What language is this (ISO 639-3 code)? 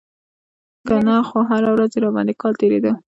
pus